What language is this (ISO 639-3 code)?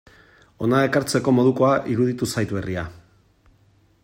eus